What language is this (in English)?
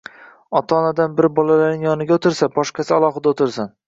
Uzbek